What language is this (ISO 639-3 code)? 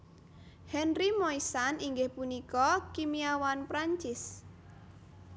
jav